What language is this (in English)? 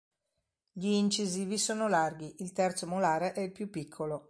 Italian